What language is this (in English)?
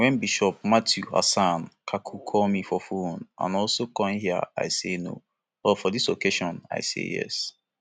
Nigerian Pidgin